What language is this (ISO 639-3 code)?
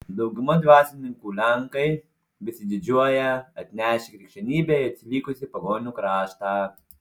lit